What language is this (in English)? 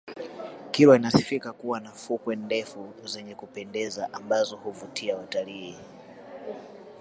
Swahili